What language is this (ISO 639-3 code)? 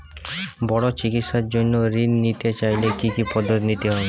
ben